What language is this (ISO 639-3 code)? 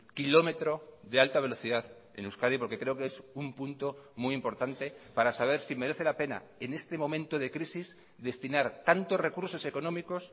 spa